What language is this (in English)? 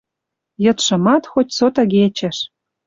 Western Mari